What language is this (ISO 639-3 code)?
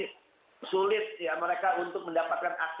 ind